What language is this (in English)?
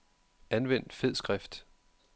Danish